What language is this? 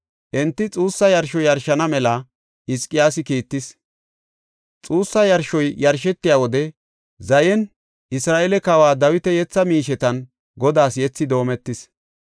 Gofa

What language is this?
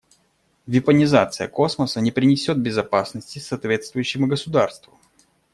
Russian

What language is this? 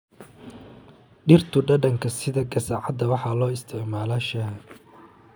Somali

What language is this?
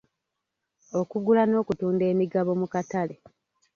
Ganda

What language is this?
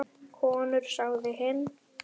Icelandic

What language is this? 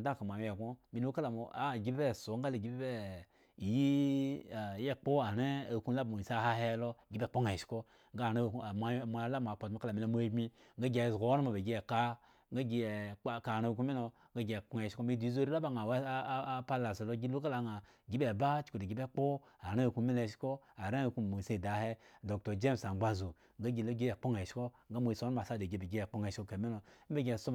Eggon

